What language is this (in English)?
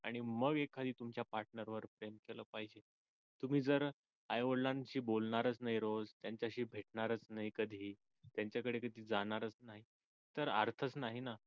Marathi